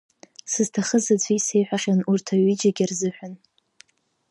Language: Abkhazian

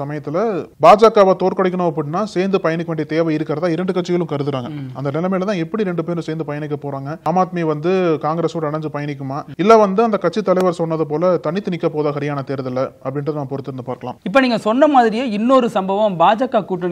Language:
Korean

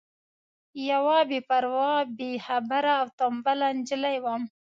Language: Pashto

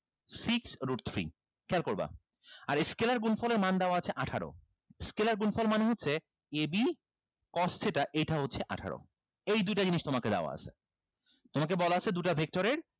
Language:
Bangla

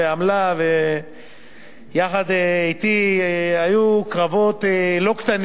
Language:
Hebrew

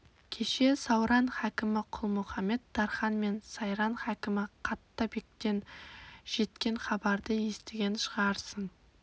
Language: Kazakh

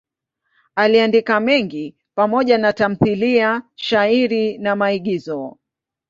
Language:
Swahili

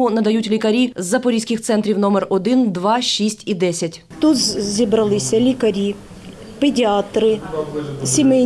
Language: Ukrainian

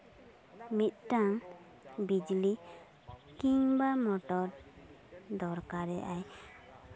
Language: Santali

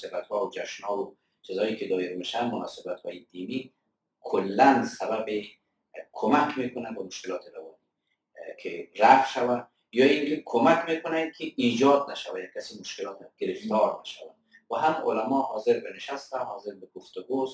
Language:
Persian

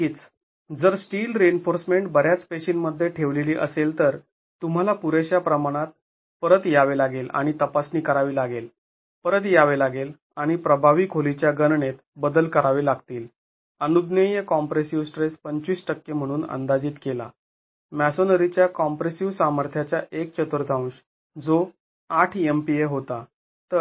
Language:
Marathi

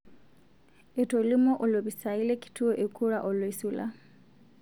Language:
Masai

